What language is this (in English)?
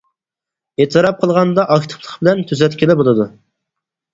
Uyghur